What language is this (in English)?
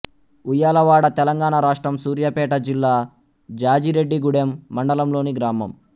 Telugu